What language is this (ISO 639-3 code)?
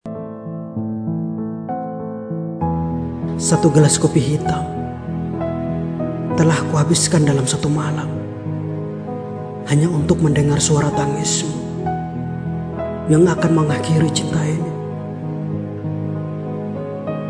ind